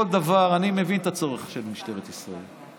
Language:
Hebrew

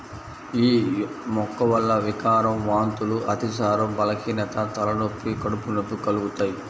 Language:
Telugu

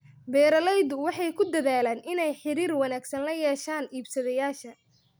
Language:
Somali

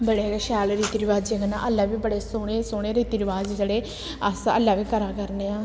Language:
Dogri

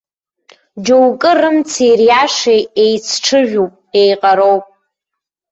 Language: Abkhazian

